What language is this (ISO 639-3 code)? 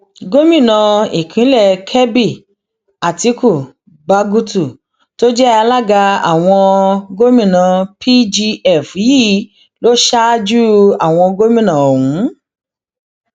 yor